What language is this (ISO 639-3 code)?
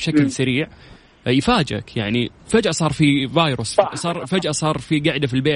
ara